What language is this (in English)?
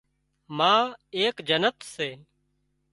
Wadiyara Koli